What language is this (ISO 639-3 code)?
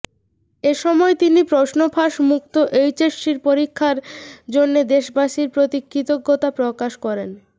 ben